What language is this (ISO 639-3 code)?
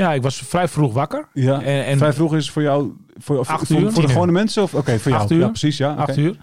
nld